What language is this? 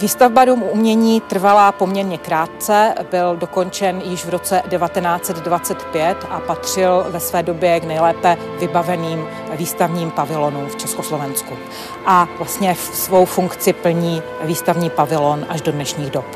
Czech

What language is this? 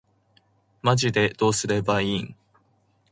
Japanese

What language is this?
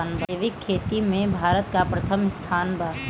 Bhojpuri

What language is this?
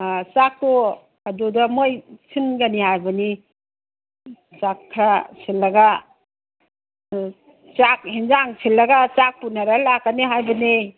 Manipuri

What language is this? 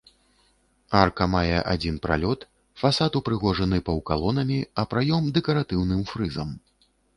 Belarusian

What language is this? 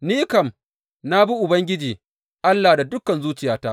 Hausa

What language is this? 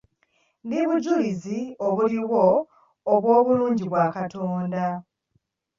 Ganda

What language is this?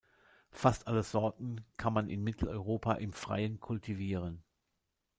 German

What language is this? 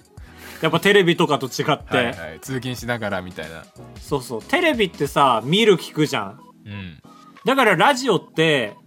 Japanese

